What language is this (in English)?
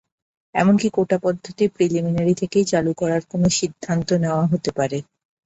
Bangla